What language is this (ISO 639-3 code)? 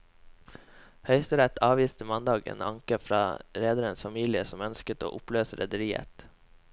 nor